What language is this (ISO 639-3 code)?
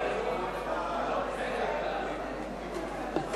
heb